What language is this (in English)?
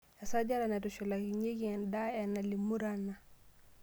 Masai